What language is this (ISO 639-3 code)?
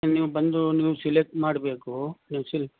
kan